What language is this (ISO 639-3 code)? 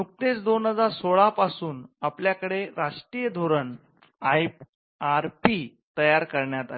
mar